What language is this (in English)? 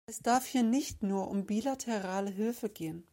German